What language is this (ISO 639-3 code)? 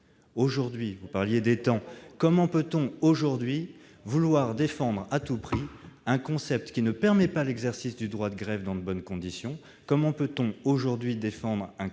fra